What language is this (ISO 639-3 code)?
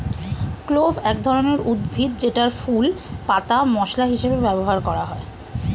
ben